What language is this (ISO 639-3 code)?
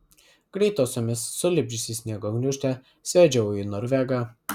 lit